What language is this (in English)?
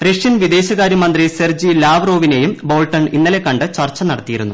Malayalam